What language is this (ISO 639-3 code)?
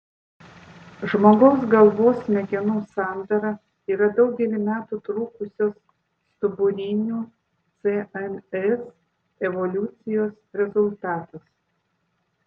lit